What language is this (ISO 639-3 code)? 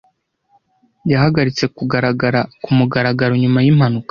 kin